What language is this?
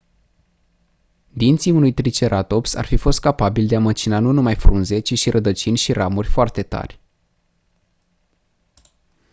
Romanian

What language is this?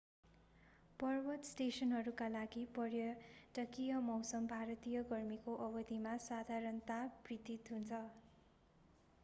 Nepali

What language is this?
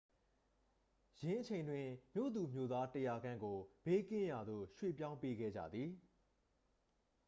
Burmese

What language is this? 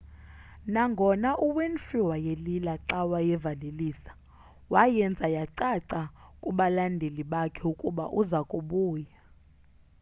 Xhosa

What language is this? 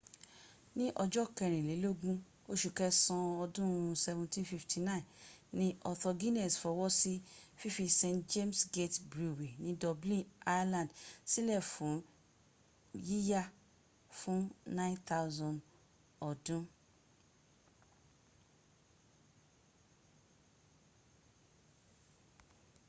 Yoruba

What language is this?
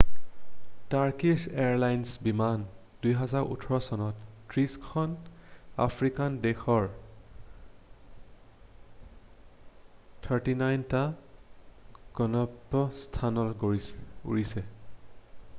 Assamese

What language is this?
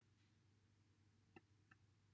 Welsh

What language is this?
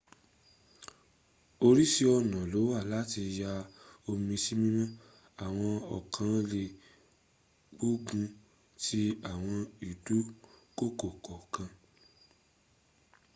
Yoruba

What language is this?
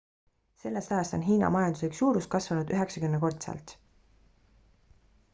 Estonian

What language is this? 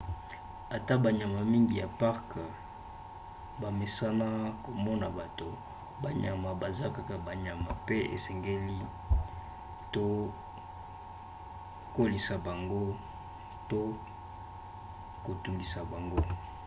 Lingala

